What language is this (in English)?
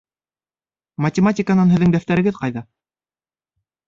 Bashkir